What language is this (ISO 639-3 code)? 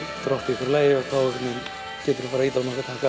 isl